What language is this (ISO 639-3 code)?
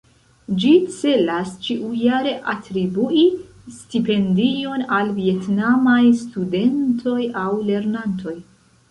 epo